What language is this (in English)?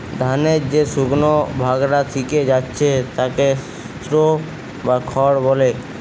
Bangla